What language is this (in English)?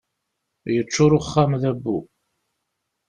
Kabyle